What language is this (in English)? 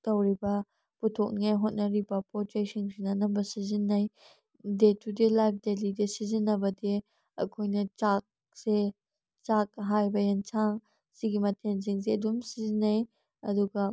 Manipuri